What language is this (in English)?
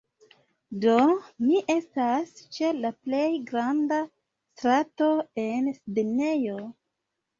Esperanto